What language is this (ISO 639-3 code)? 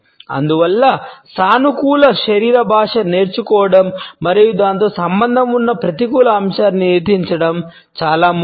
tel